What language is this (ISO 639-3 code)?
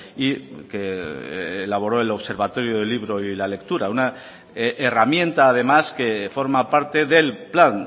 spa